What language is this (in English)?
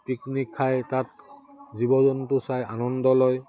Assamese